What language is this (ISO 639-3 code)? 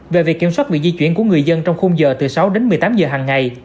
vie